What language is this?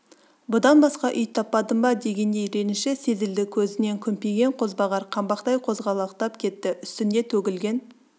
Kazakh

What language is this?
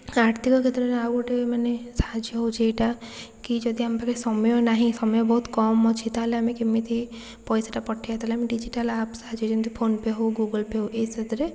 Odia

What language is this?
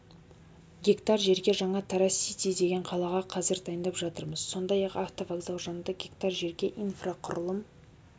Kazakh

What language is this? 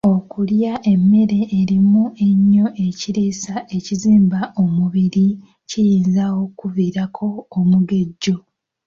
Ganda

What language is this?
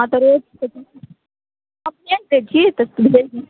Maithili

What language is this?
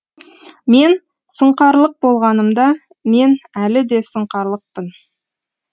Kazakh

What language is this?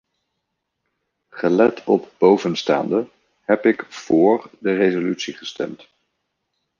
Dutch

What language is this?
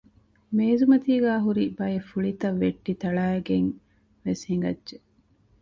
Divehi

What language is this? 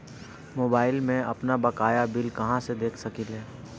Bhojpuri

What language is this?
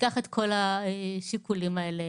Hebrew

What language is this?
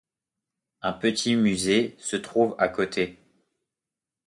French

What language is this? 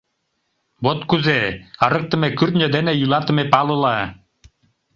Mari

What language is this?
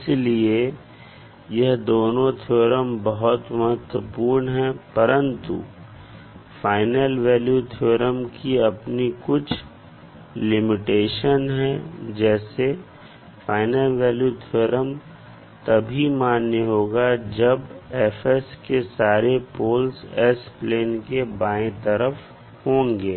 Hindi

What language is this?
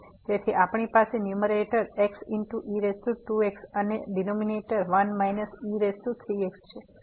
Gujarati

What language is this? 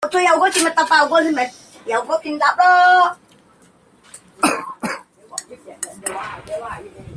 Chinese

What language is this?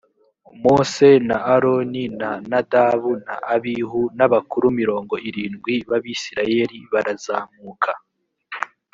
Kinyarwanda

